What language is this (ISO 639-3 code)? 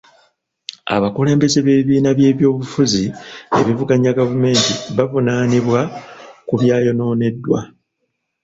lug